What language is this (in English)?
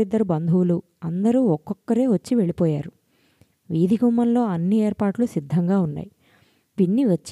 Telugu